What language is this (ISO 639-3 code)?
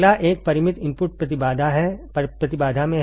hin